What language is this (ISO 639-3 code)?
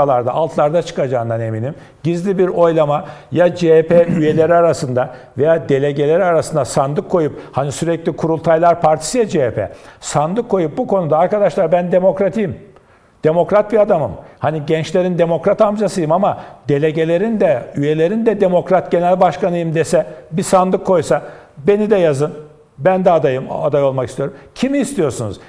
tur